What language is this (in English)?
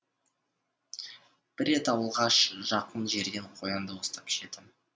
Kazakh